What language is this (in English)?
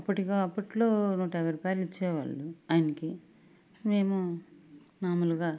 Telugu